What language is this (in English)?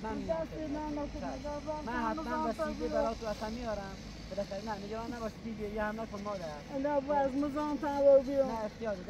Persian